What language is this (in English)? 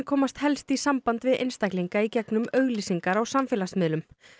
Icelandic